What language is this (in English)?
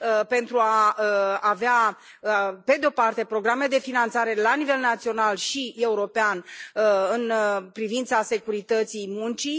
Romanian